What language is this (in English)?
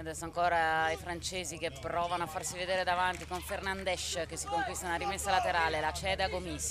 Italian